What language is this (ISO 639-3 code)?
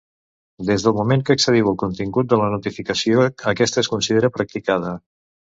cat